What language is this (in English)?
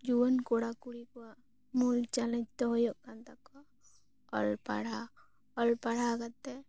Santali